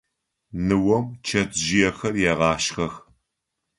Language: Adyghe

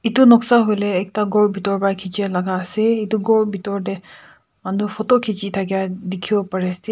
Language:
Naga Pidgin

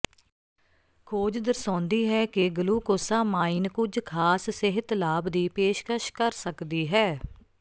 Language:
Punjabi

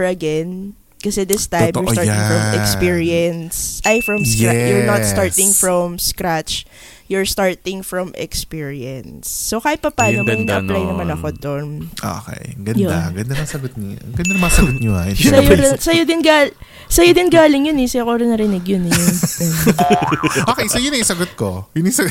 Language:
Filipino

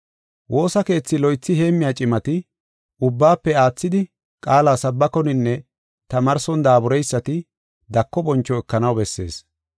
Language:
Gofa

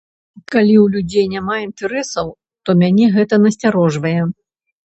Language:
Belarusian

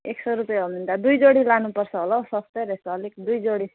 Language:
Nepali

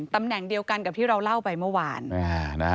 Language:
Thai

